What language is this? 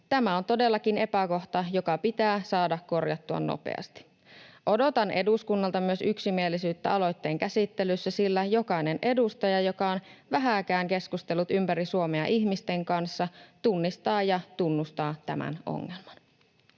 Finnish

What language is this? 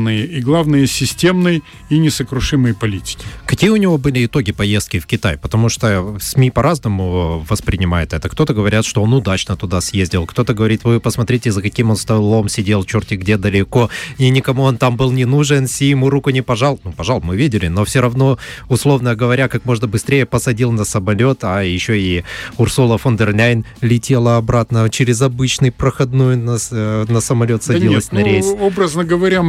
Russian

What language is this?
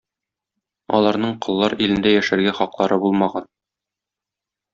Tatar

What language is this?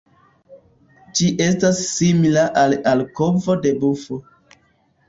Esperanto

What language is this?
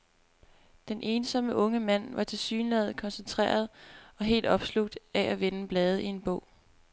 Danish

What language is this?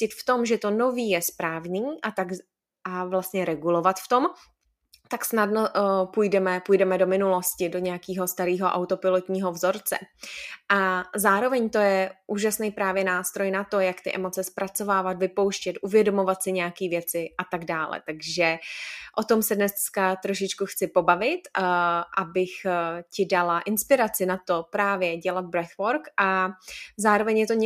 Czech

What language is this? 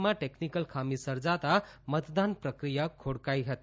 Gujarati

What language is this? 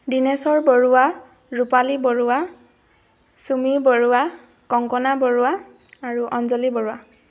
Assamese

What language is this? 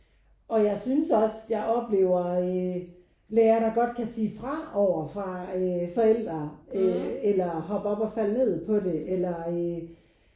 Danish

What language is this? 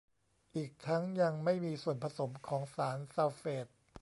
Thai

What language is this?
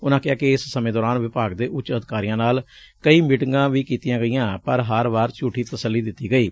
Punjabi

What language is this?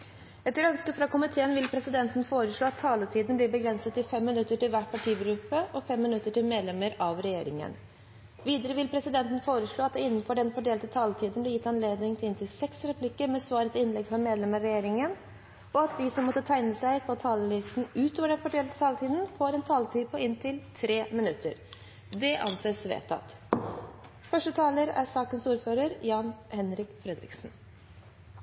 Norwegian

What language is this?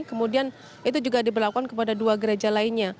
Indonesian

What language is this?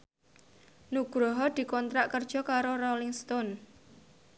Javanese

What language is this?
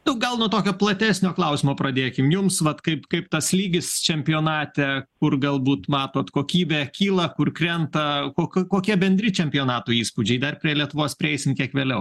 Lithuanian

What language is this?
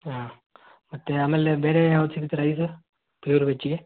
Kannada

